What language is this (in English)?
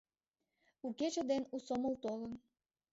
Mari